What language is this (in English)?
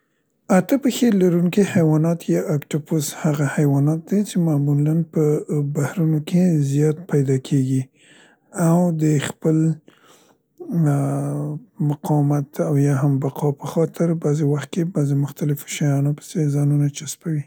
Central Pashto